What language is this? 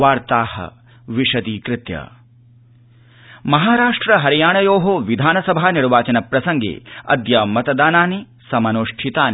Sanskrit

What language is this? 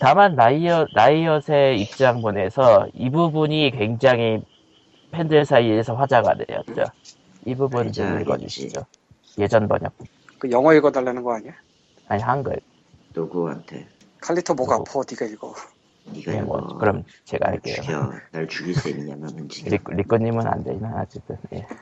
Korean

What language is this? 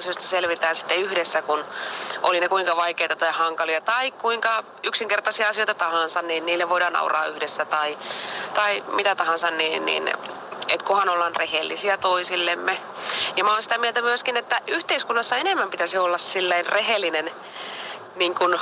Finnish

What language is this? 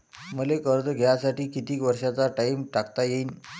Marathi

